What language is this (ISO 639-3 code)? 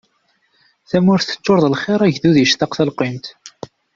kab